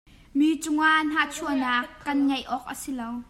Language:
Hakha Chin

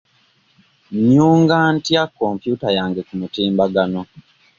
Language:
Ganda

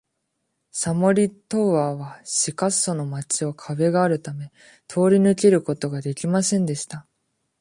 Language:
Japanese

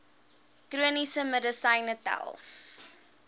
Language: Afrikaans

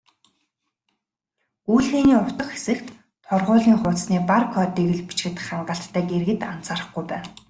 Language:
Mongolian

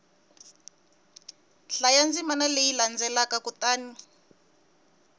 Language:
Tsonga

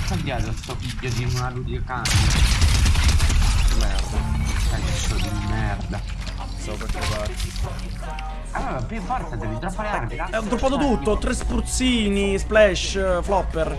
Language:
Italian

